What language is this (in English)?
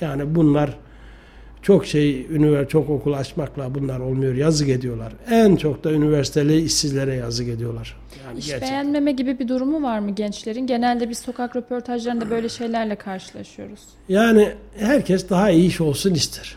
Turkish